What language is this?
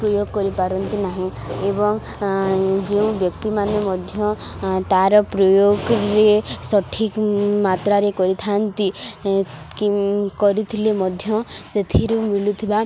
Odia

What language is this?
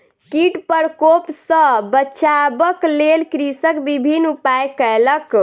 Maithili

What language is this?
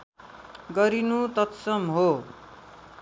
Nepali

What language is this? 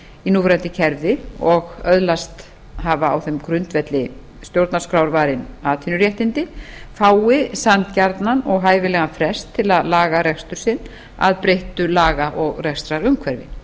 Icelandic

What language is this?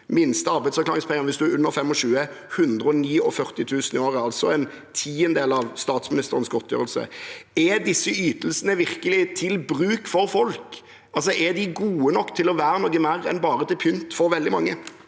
Norwegian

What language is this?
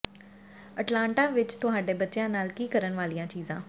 Punjabi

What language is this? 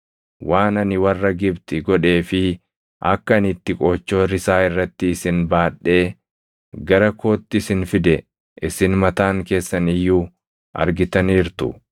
Oromo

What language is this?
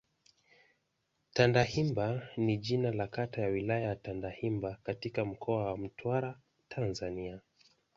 Swahili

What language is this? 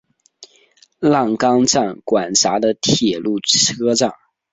Chinese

